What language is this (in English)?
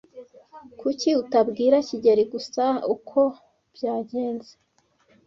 Kinyarwanda